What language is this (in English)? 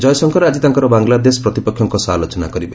Odia